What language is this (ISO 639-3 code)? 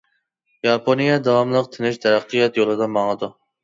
uig